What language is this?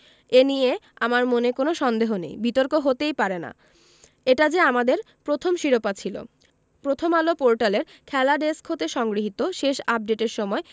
Bangla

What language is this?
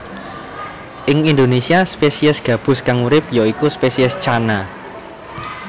Javanese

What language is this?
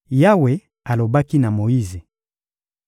Lingala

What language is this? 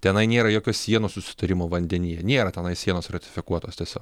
Lithuanian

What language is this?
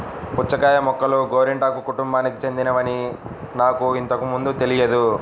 Telugu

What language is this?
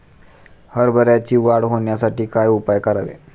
Marathi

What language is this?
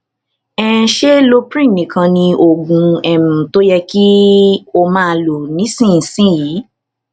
Yoruba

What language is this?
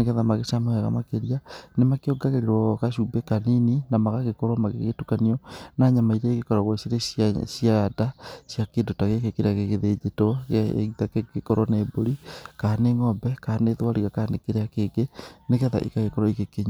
Kikuyu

